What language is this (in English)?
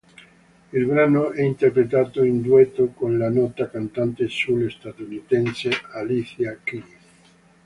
Italian